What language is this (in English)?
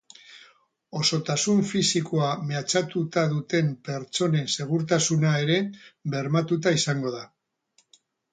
Basque